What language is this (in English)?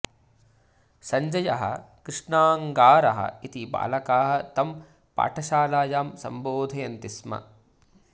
Sanskrit